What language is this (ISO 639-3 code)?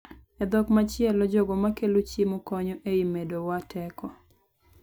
luo